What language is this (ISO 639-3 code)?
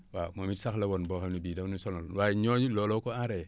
wol